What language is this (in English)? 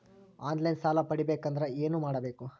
Kannada